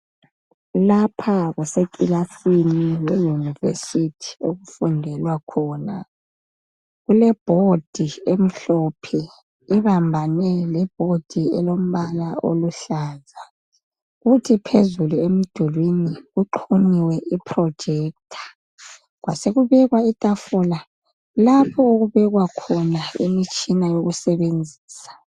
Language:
North Ndebele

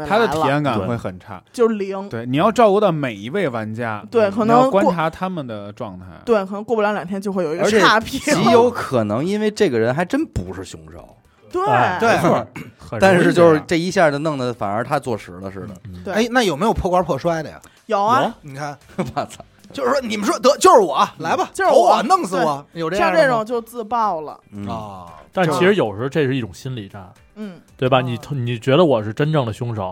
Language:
Chinese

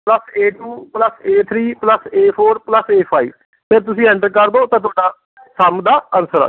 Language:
Punjabi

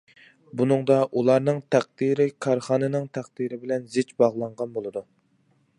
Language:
Uyghur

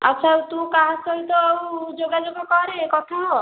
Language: Odia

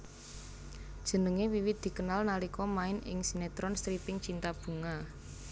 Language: Javanese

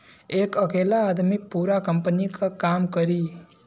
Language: Bhojpuri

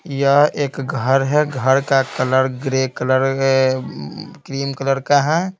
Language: Hindi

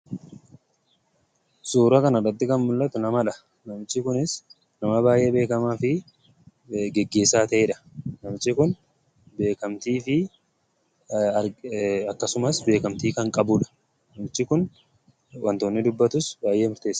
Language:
Oromo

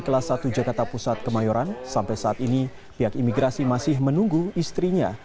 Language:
Indonesian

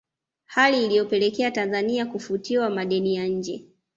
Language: Swahili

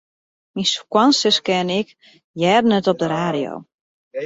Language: Western Frisian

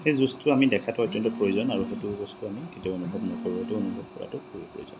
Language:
Assamese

